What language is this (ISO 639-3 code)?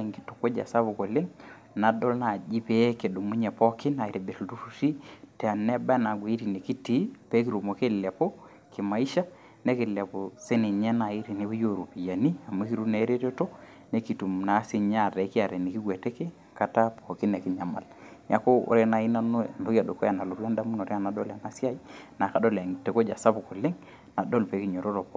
mas